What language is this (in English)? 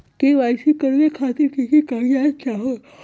Magahi